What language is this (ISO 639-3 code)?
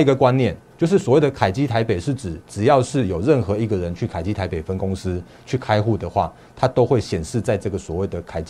zho